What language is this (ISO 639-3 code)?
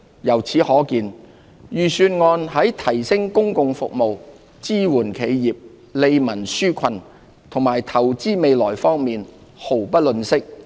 yue